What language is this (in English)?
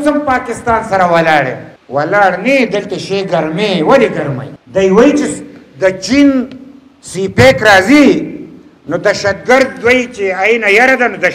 Persian